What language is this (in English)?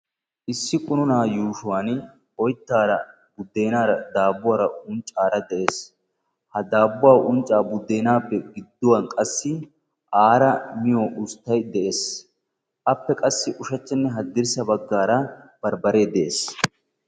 Wolaytta